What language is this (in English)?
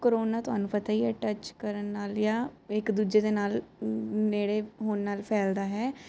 Punjabi